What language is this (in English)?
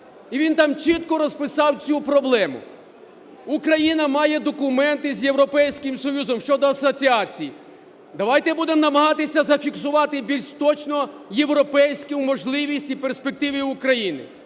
Ukrainian